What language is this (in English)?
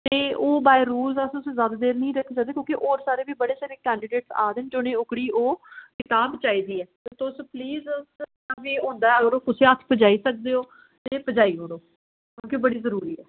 Dogri